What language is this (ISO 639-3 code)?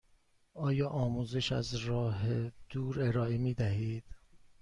fas